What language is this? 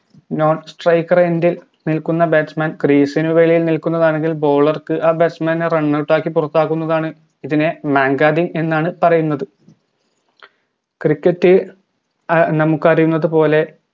Malayalam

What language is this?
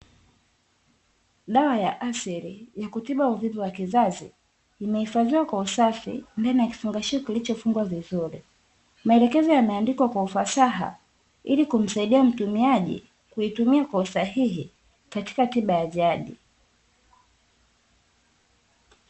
Swahili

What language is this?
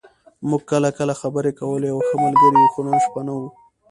Pashto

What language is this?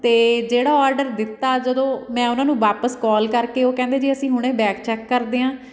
Punjabi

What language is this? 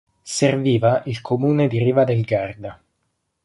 Italian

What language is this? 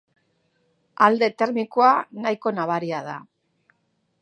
Basque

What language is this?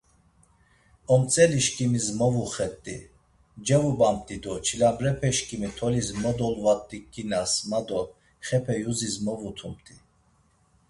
Laz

